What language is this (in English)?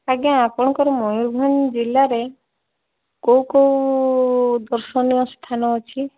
Odia